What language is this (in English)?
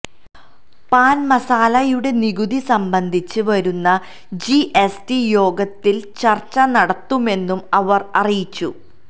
Malayalam